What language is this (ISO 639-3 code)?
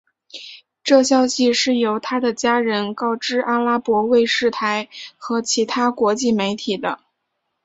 zho